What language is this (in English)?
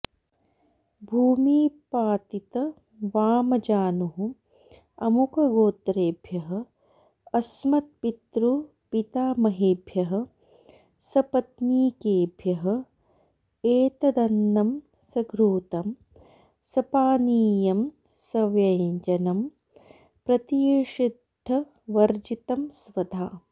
Sanskrit